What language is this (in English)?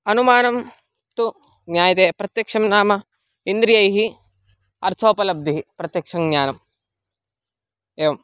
Sanskrit